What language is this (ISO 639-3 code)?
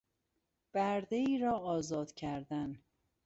fas